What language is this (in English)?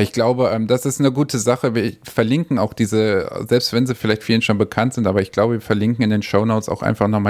German